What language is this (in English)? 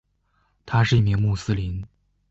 Chinese